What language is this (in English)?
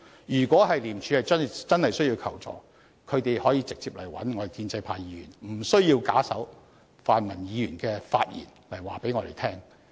Cantonese